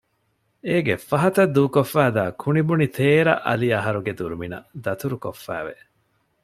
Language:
Divehi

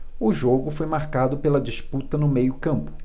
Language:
Portuguese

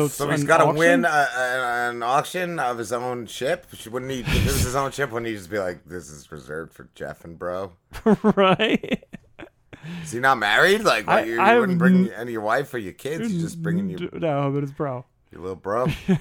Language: English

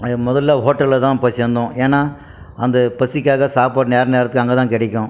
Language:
Tamil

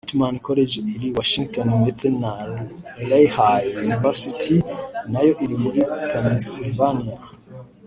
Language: Kinyarwanda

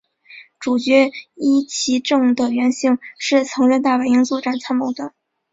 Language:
Chinese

